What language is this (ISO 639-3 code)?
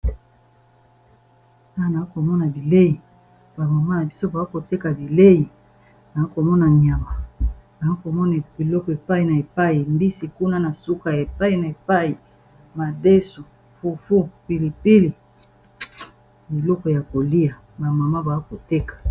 lin